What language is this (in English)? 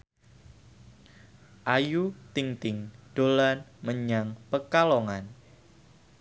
Javanese